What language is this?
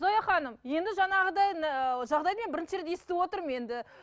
Kazakh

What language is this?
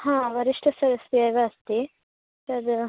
Sanskrit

